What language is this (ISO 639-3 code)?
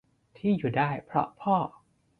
tha